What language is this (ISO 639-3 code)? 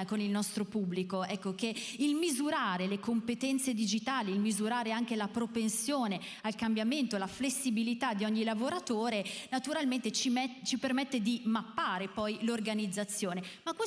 ita